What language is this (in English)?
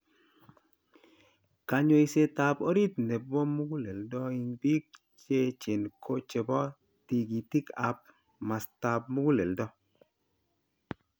Kalenjin